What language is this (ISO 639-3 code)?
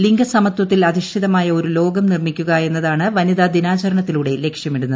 mal